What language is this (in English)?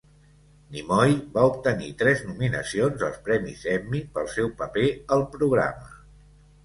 Catalan